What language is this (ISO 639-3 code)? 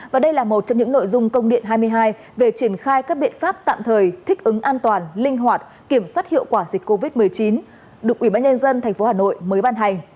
vie